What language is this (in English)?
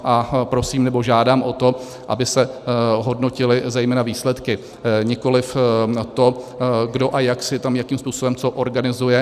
Czech